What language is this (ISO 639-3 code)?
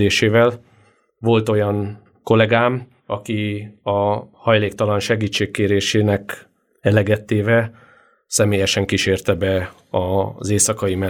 hun